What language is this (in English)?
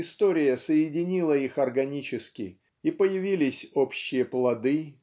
Russian